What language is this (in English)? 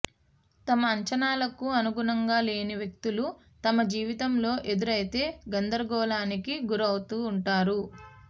Telugu